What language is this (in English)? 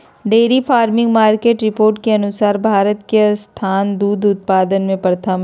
Magahi